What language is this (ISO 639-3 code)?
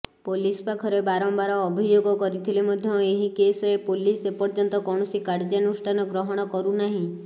ori